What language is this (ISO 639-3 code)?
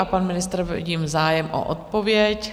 ces